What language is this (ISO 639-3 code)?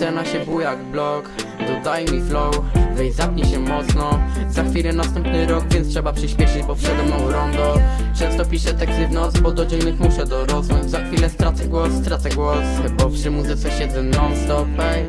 pol